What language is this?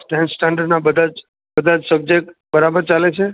Gujarati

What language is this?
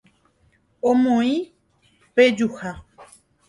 Guarani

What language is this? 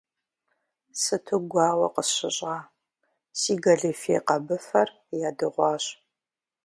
Kabardian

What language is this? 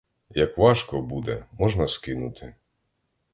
Ukrainian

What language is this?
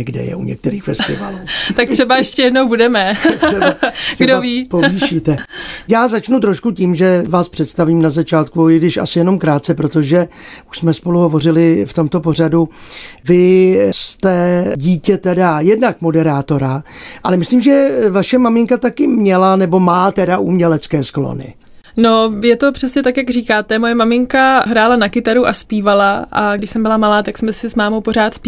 Czech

